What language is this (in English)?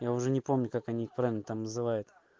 Russian